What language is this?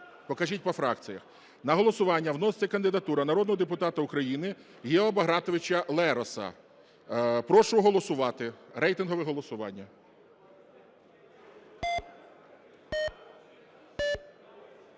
Ukrainian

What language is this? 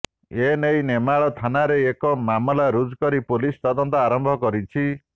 Odia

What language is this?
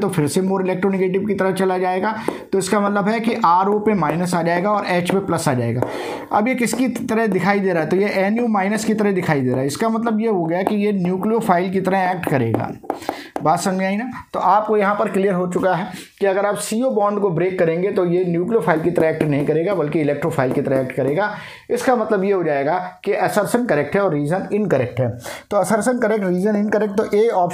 Hindi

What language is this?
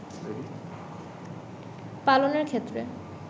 Bangla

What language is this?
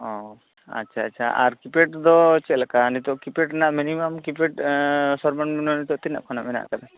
Santali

